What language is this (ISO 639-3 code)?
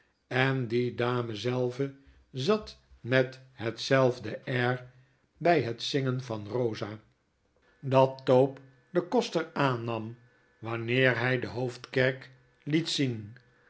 nld